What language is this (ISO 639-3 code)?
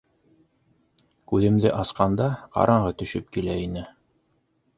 bak